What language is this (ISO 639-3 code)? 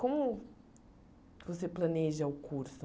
por